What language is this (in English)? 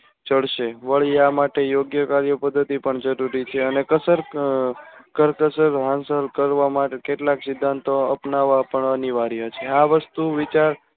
Gujarati